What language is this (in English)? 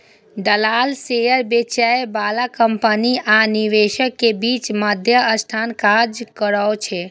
Maithili